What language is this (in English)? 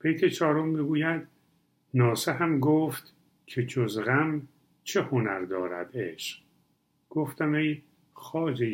Persian